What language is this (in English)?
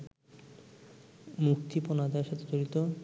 Bangla